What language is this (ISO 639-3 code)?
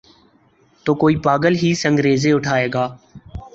urd